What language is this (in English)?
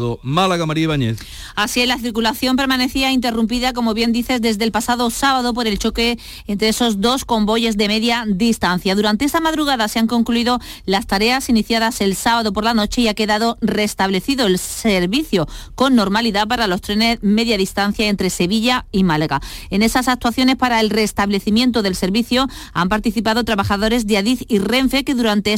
Spanish